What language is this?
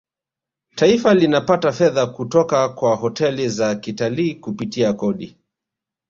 Swahili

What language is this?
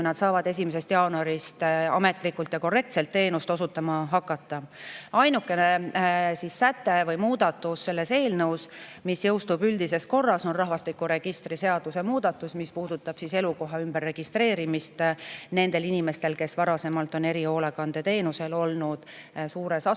Estonian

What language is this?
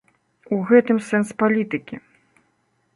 Belarusian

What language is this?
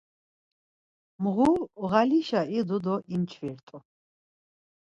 Laz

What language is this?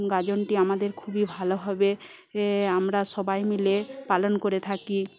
Bangla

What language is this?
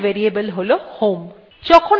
Bangla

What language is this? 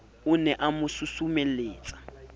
Southern Sotho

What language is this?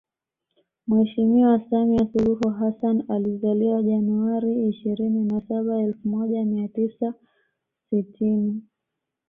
Swahili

